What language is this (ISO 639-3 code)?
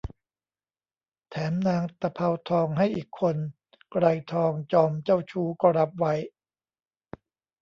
tha